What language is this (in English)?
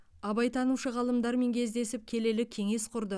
Kazakh